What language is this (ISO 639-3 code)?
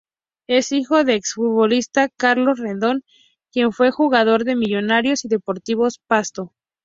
spa